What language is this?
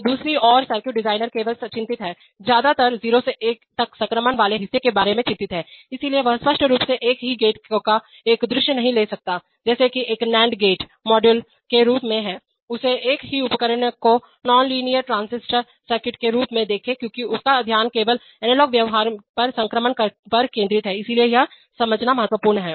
Hindi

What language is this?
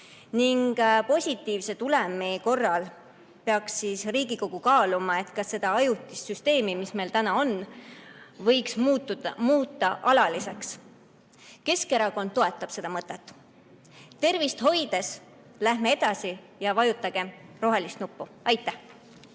Estonian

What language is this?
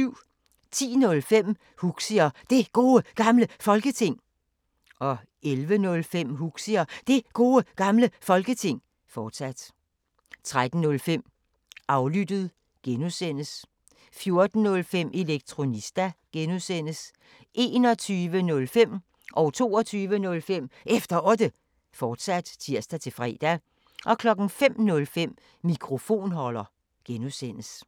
Danish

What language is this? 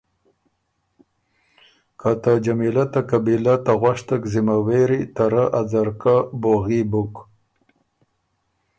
Ormuri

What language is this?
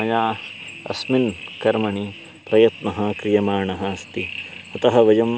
Sanskrit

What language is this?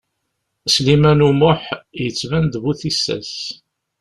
Kabyle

